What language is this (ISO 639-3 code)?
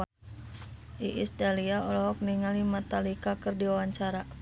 sun